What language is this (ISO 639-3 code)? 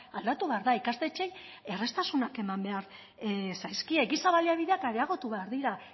eus